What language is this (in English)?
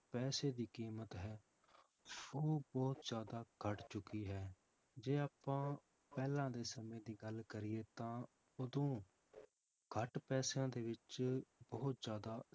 Punjabi